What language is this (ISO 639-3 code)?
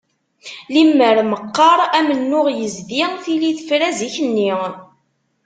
kab